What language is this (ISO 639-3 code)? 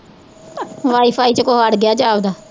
pan